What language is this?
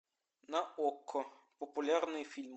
Russian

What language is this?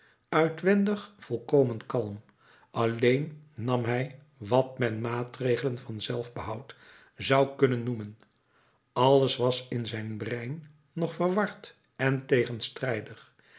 Dutch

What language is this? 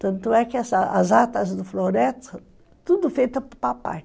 Portuguese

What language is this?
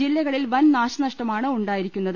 Malayalam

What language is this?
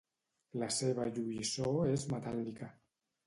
Catalan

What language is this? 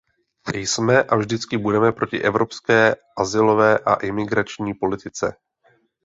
Czech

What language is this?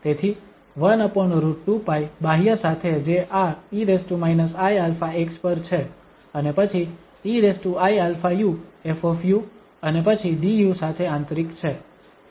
Gujarati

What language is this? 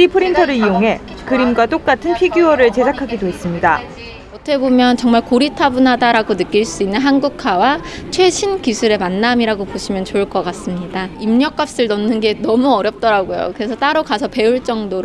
Korean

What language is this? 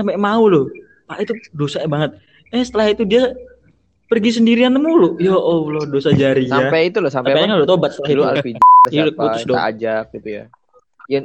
Indonesian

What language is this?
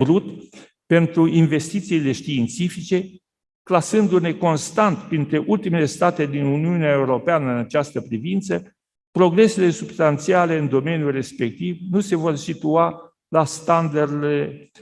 Romanian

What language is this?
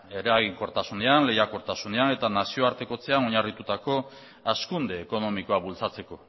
Basque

